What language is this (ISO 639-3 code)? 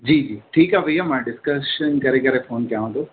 snd